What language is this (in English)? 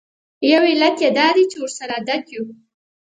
Pashto